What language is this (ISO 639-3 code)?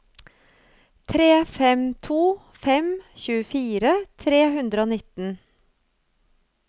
nor